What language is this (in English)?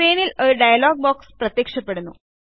Malayalam